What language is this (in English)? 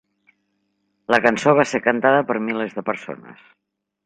Catalan